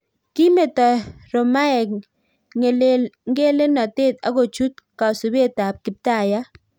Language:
Kalenjin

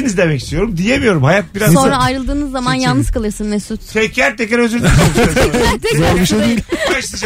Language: Turkish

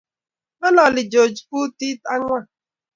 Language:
Kalenjin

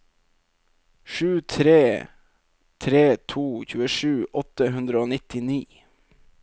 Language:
Norwegian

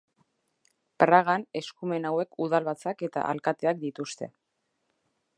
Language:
Basque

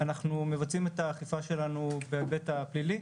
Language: Hebrew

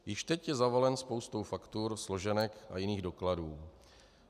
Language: Czech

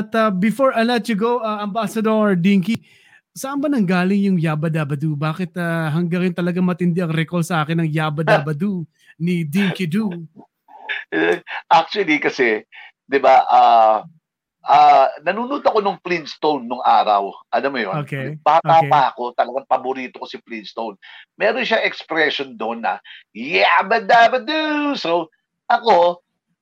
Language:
Filipino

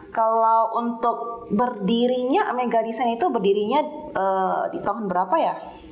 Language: Indonesian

